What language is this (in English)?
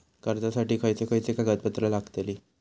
Marathi